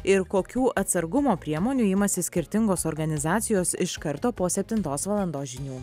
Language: Lithuanian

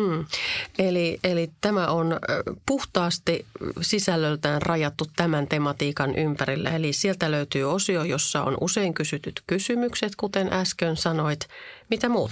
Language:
Finnish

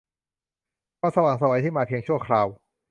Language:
Thai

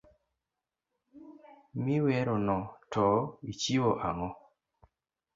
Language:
Luo (Kenya and Tanzania)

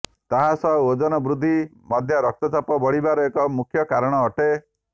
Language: Odia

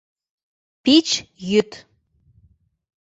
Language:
Mari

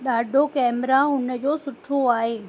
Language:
Sindhi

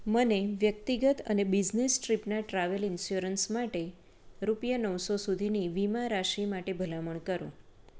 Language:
Gujarati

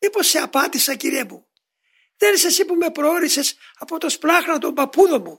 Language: Greek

